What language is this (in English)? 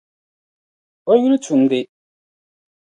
Dagbani